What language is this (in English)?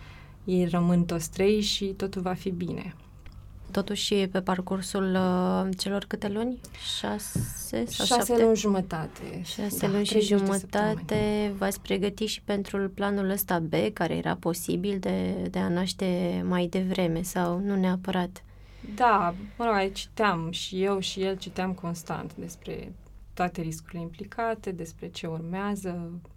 Romanian